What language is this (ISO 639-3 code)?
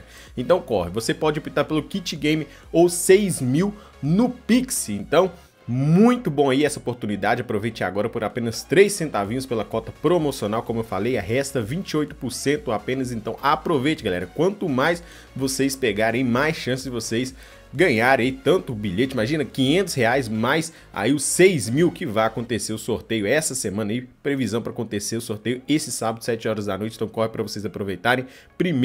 por